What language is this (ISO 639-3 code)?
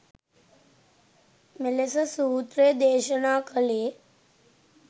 sin